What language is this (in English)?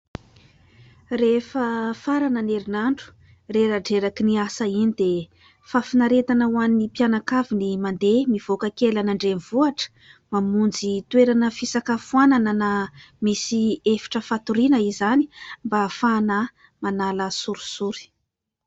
Malagasy